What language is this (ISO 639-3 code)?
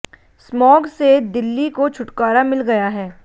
hin